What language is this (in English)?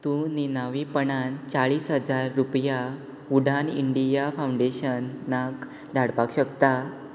Konkani